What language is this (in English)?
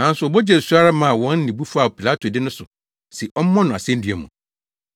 Akan